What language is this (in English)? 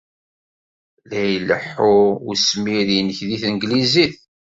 Kabyle